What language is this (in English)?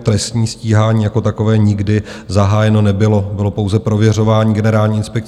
Czech